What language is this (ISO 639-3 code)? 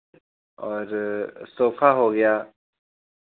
hin